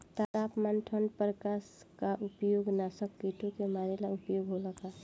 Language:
Bhojpuri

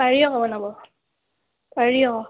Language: Assamese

